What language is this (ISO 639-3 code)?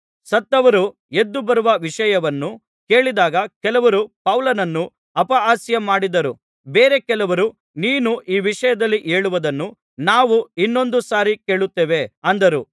kan